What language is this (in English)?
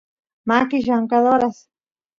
Santiago del Estero Quichua